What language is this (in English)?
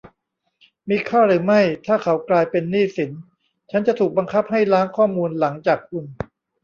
Thai